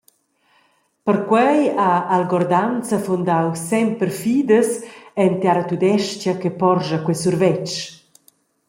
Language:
Romansh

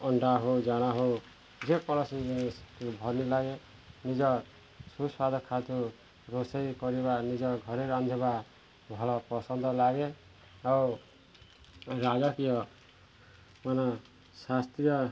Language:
Odia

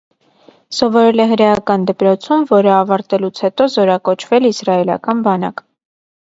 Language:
Armenian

